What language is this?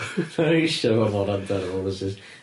Welsh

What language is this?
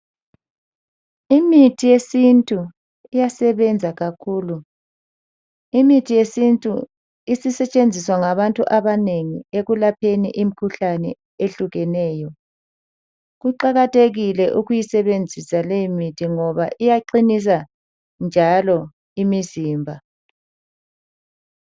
North Ndebele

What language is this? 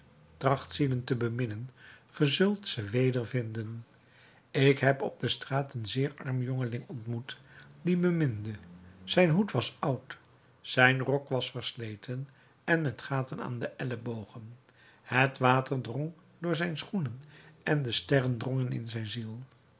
Dutch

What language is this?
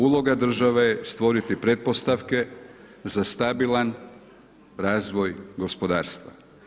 Croatian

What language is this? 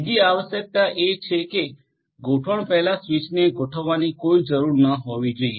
Gujarati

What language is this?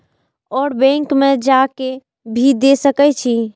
Maithili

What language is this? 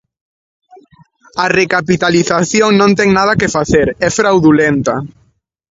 Galician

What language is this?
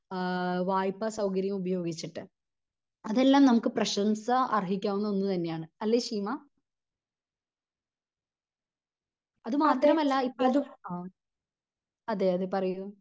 Malayalam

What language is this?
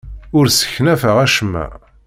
Kabyle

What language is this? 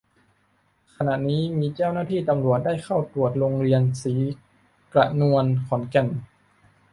Thai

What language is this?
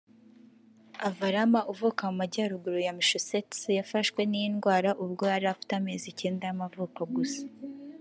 Kinyarwanda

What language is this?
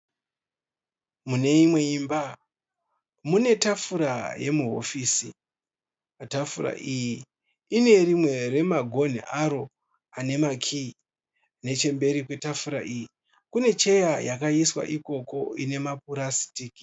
Shona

